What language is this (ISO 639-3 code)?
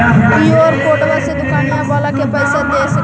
mag